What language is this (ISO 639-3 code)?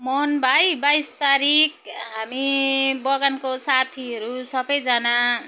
nep